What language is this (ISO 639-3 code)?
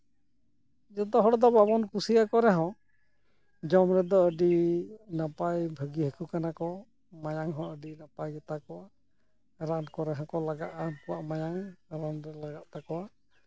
sat